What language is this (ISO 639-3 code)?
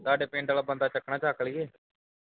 pan